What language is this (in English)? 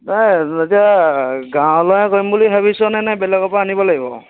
Assamese